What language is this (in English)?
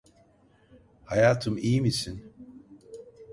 Turkish